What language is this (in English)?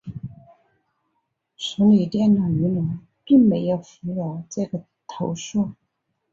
Chinese